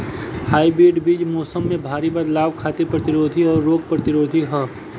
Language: Bhojpuri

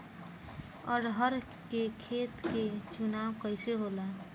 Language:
Bhojpuri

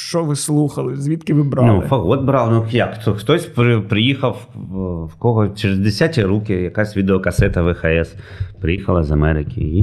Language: Ukrainian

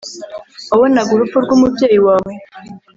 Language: Kinyarwanda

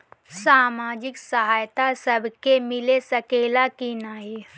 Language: Bhojpuri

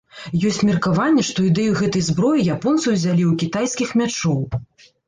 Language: Belarusian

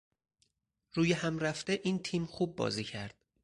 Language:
Persian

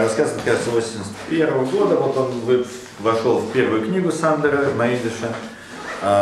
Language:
Russian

